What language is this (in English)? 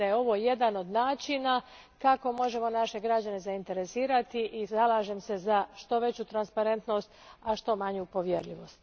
Croatian